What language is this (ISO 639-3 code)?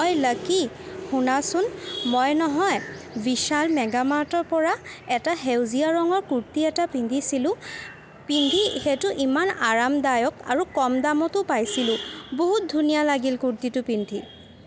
asm